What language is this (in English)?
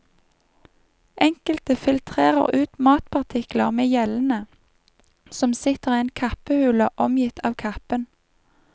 Norwegian